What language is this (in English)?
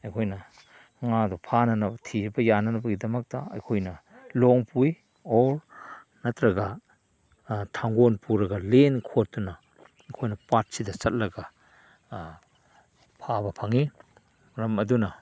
Manipuri